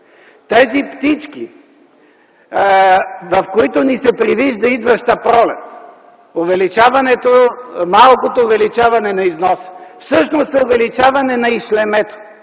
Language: Bulgarian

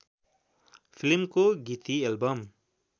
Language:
Nepali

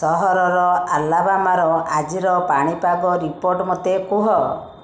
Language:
Odia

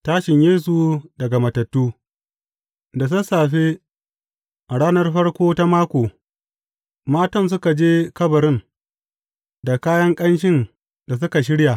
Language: Hausa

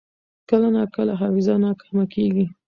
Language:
Pashto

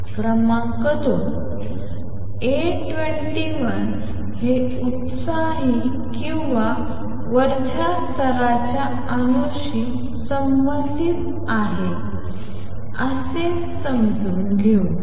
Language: Marathi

